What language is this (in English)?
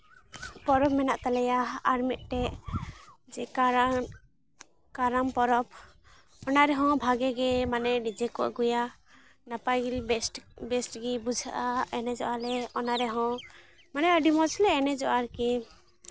Santali